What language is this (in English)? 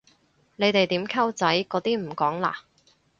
Cantonese